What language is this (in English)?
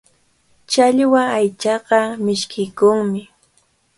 Cajatambo North Lima Quechua